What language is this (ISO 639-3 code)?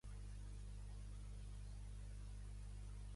cat